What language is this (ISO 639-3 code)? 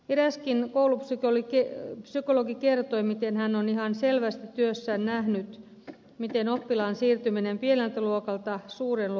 fin